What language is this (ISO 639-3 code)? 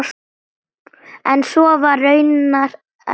isl